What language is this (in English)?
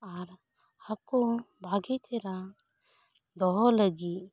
Santali